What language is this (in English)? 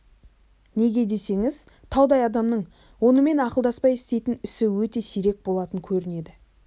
Kazakh